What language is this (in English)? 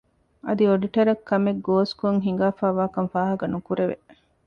Divehi